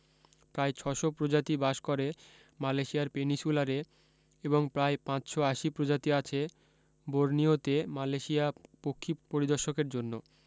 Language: Bangla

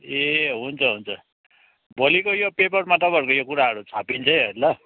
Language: Nepali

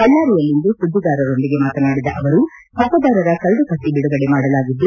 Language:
Kannada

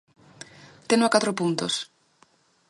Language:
Galician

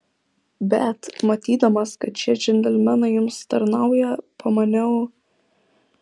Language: Lithuanian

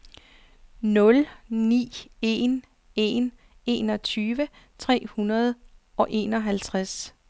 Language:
Danish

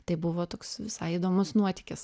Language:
Lithuanian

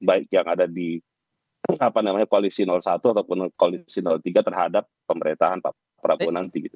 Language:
Indonesian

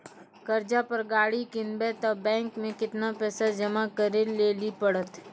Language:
Maithili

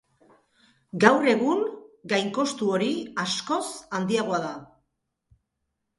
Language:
Basque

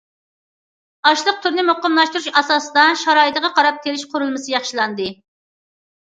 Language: Uyghur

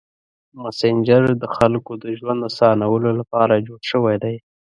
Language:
Pashto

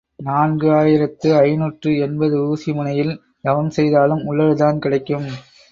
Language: Tamil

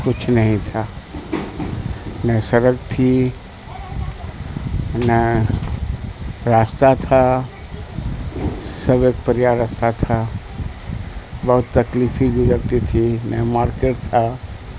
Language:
Urdu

